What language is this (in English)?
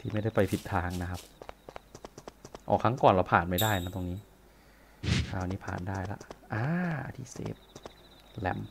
Thai